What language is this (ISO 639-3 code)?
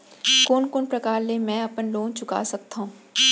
hne